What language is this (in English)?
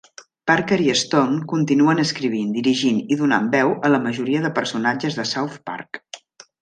Catalan